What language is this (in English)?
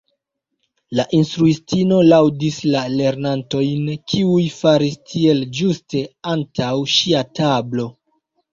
Esperanto